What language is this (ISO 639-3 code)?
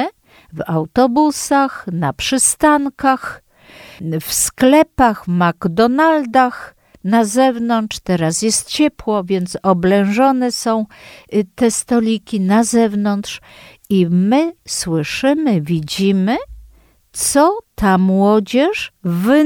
pol